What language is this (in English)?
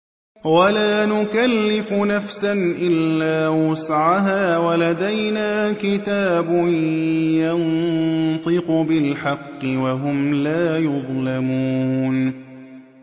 Arabic